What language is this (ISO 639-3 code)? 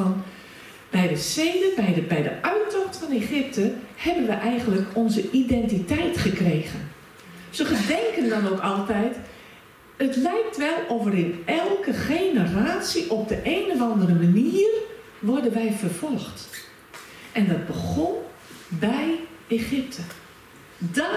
nld